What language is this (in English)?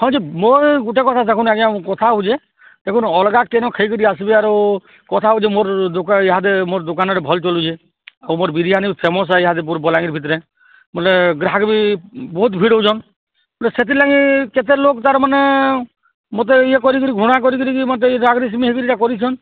Odia